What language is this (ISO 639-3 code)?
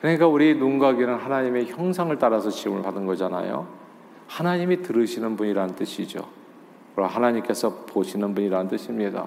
kor